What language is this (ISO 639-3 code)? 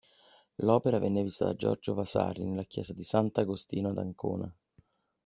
ita